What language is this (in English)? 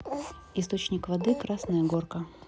Russian